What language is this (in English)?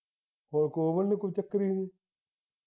Punjabi